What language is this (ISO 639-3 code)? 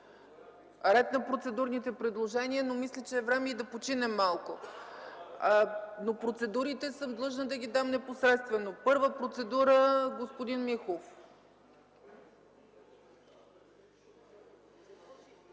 bul